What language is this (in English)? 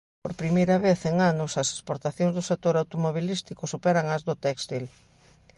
Galician